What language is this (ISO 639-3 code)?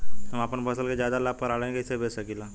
bho